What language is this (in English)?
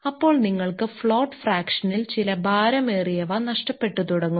Malayalam